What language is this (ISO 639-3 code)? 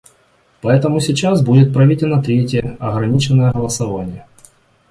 rus